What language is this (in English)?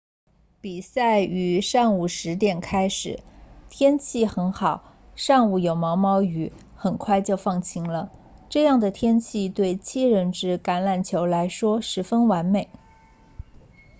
Chinese